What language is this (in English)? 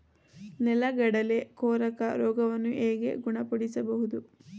Kannada